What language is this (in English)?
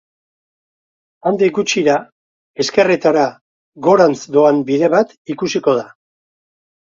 Basque